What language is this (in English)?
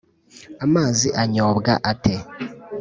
Kinyarwanda